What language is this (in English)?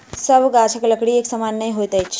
Maithili